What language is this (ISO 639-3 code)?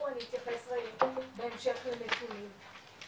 heb